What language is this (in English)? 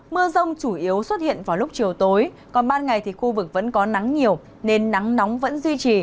Vietnamese